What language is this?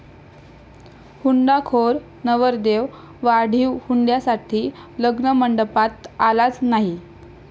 Marathi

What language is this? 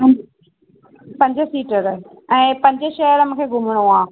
Sindhi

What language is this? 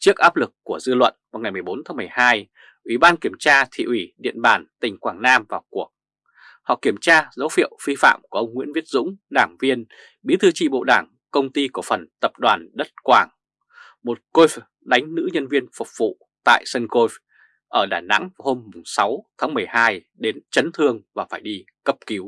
Vietnamese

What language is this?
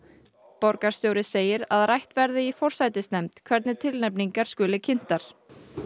Icelandic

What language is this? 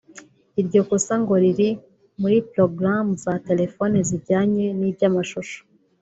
Kinyarwanda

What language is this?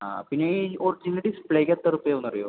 Malayalam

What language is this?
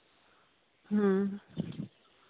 Santali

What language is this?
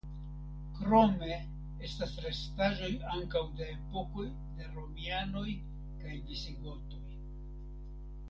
Esperanto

